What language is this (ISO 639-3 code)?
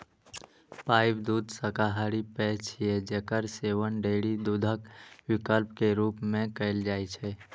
mai